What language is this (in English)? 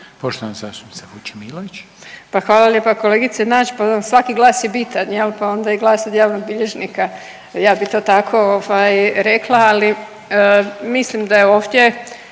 Croatian